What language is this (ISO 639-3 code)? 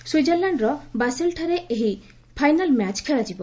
ori